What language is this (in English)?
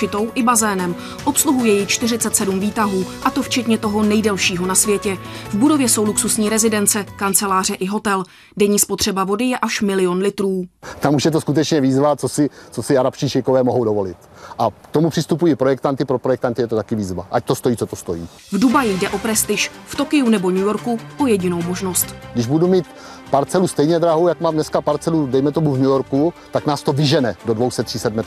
Czech